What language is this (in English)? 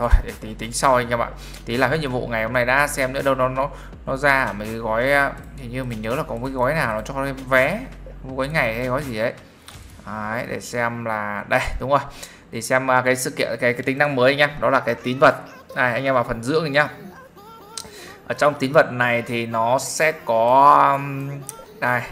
Vietnamese